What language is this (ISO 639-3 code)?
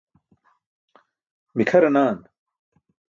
bsk